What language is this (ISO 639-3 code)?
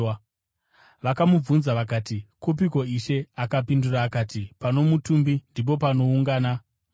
sna